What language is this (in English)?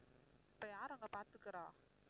Tamil